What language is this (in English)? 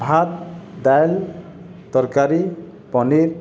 Odia